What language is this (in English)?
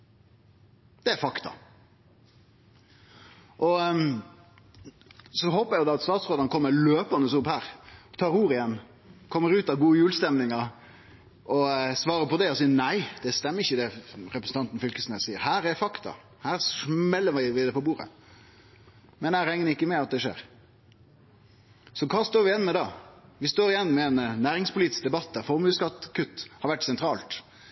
Norwegian Nynorsk